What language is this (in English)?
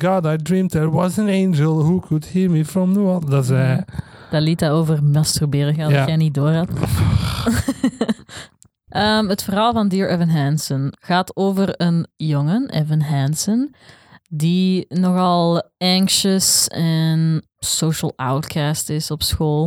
Dutch